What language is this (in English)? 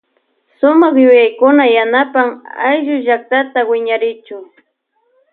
Loja Highland Quichua